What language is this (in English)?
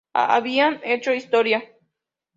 Spanish